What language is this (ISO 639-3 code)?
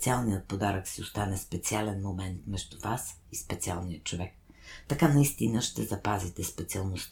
bul